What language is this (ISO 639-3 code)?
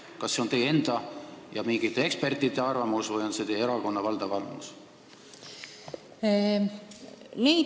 est